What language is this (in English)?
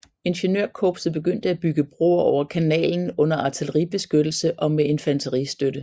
Danish